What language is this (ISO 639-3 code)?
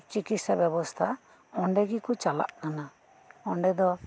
sat